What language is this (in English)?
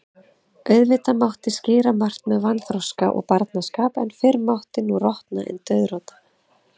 Icelandic